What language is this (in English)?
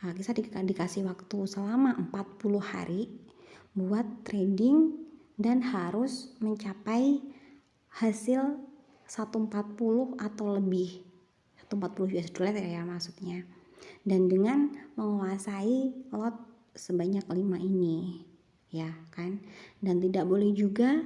Indonesian